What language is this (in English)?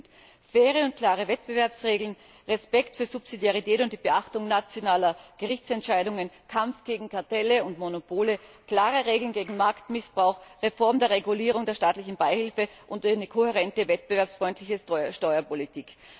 German